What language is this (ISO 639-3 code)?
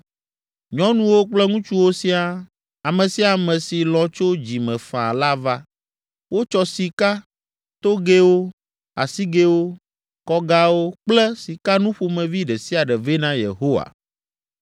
ewe